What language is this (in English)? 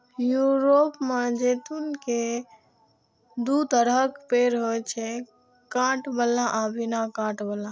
Maithili